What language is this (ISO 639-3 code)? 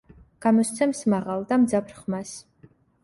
kat